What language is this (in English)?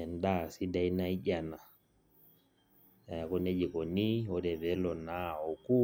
Masai